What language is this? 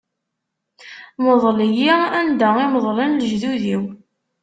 Kabyle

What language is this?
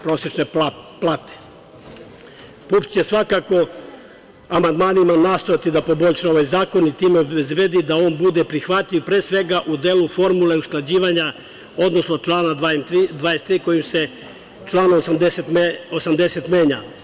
Serbian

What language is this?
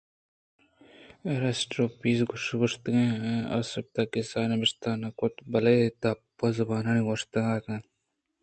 Eastern Balochi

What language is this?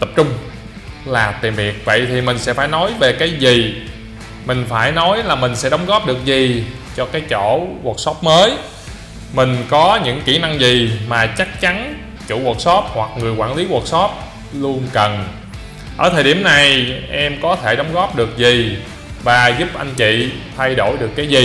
Vietnamese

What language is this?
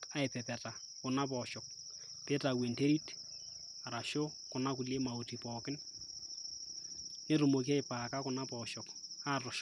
Masai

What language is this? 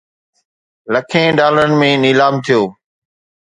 Sindhi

